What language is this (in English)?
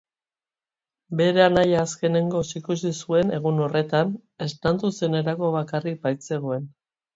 Basque